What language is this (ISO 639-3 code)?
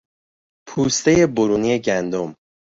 fas